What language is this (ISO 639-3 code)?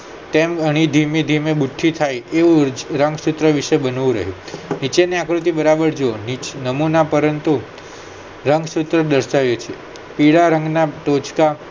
guj